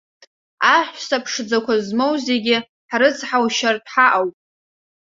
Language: Abkhazian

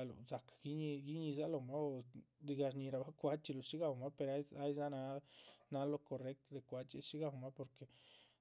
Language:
Chichicapan Zapotec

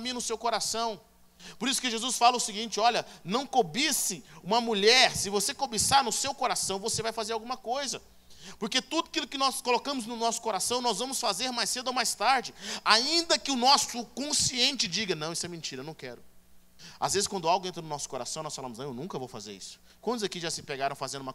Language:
Portuguese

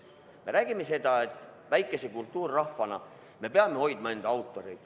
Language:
Estonian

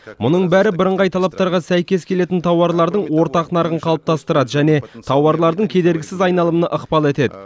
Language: Kazakh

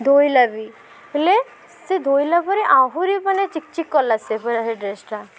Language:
Odia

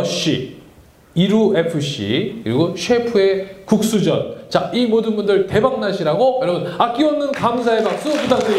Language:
Korean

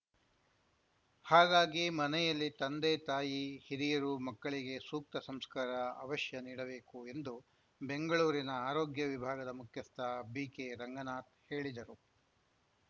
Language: Kannada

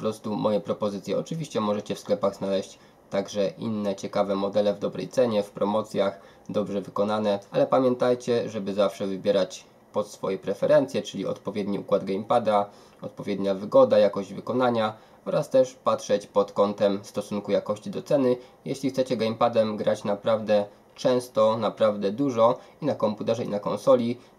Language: Polish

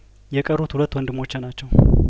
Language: Amharic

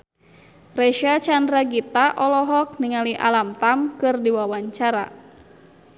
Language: Sundanese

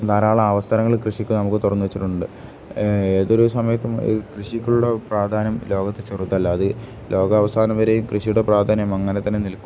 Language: Malayalam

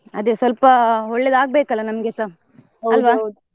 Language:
Kannada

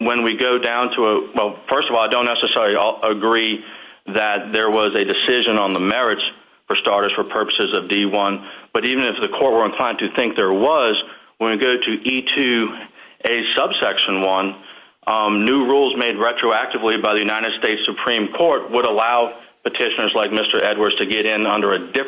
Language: English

